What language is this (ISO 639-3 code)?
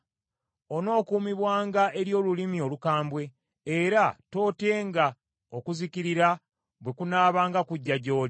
lug